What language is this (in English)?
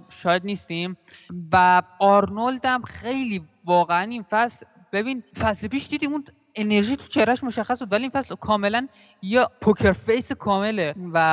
Persian